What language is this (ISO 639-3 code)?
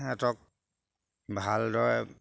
asm